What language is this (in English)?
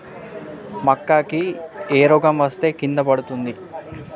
Telugu